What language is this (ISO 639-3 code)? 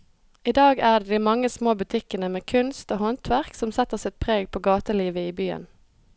nor